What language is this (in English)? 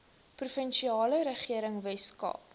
Afrikaans